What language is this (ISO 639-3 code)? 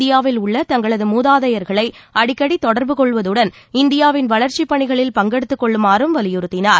tam